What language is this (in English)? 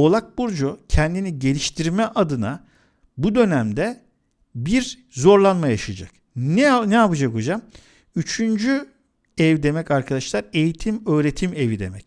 Turkish